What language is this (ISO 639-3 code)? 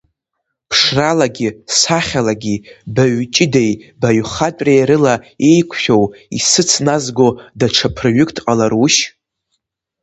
abk